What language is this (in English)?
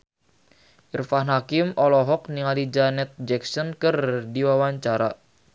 Sundanese